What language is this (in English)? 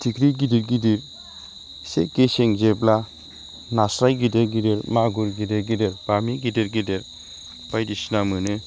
Bodo